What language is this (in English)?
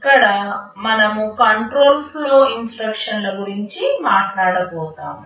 Telugu